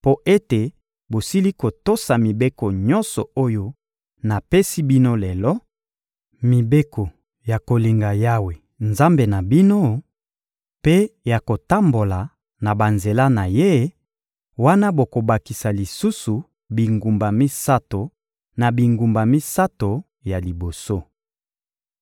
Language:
Lingala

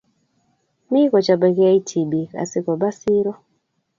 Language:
Kalenjin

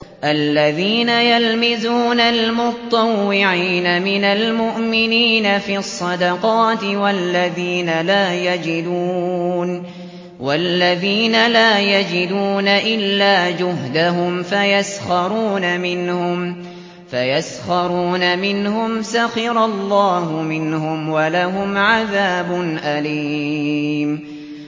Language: Arabic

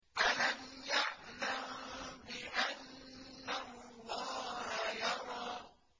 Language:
Arabic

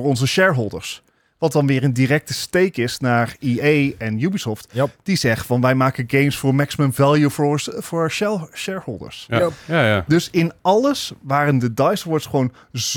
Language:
Dutch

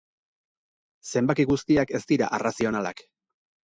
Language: Basque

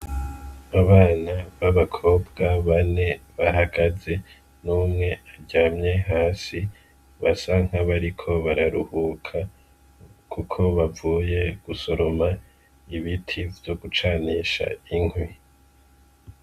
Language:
Rundi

